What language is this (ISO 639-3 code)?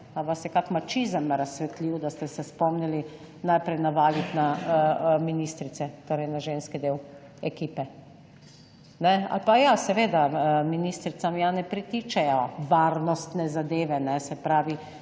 slv